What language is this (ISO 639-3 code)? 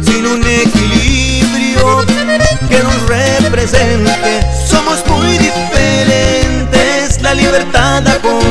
spa